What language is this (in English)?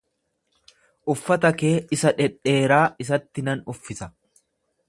Oromo